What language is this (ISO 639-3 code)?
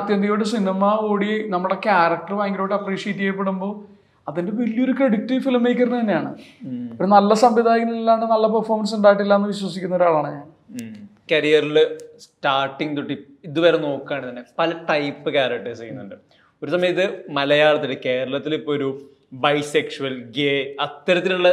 mal